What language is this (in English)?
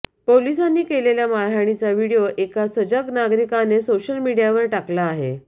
Marathi